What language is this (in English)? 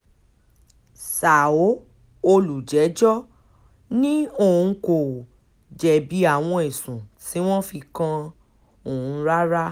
Yoruba